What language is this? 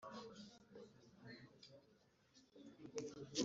Kinyarwanda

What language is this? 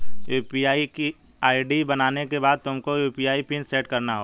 Hindi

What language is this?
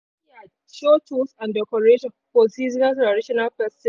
Nigerian Pidgin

